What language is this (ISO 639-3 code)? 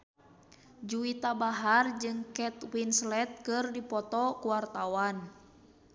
sun